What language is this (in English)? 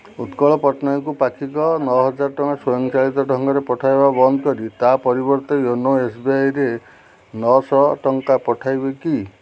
Odia